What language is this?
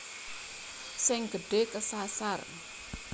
Javanese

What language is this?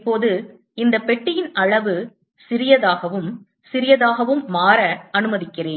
Tamil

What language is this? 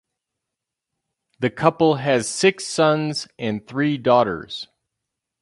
English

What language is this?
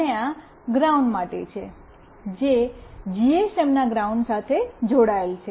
Gujarati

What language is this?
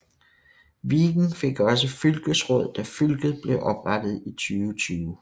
Danish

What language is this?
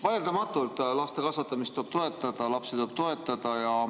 Estonian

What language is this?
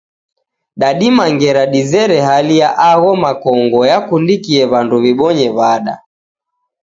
Taita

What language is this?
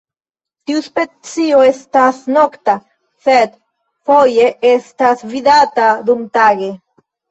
Esperanto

